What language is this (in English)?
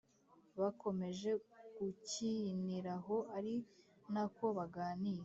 Kinyarwanda